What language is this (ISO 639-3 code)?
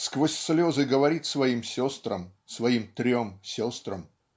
rus